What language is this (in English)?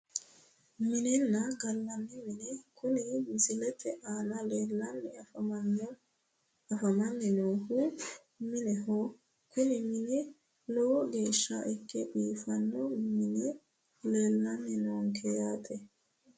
Sidamo